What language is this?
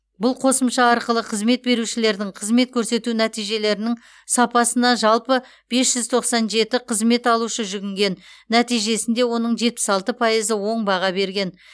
Kazakh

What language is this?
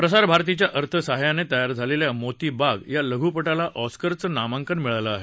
Marathi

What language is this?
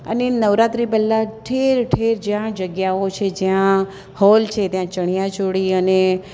Gujarati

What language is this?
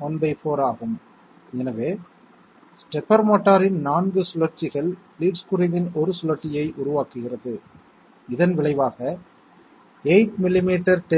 Tamil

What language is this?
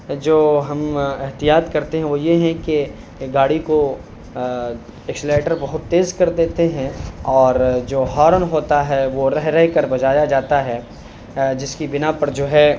Urdu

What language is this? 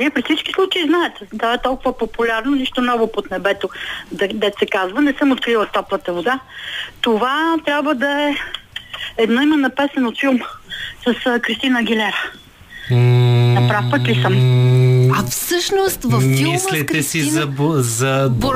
Bulgarian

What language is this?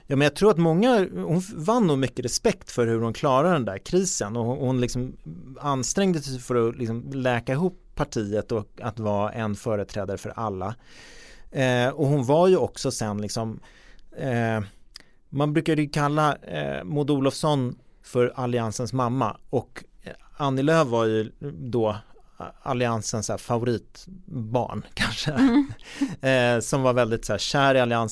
Swedish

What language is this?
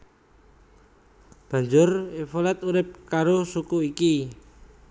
Javanese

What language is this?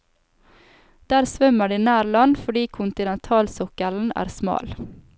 Norwegian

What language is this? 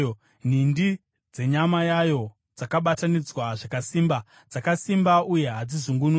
Shona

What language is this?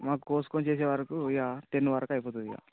Telugu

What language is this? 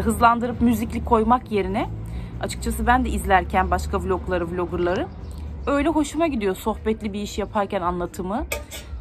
Turkish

